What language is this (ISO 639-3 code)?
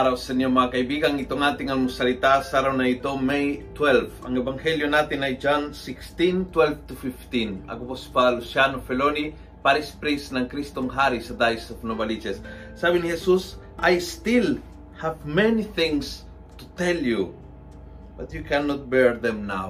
fil